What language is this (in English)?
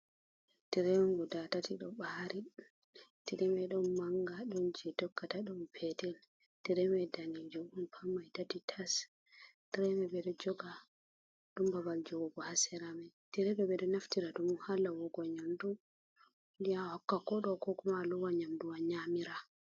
Fula